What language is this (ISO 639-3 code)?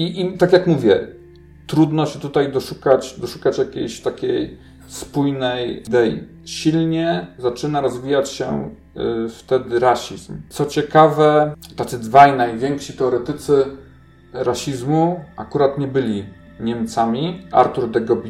pol